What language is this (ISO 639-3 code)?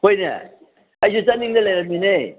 mni